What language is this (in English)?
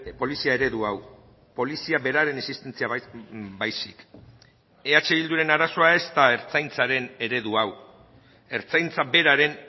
Basque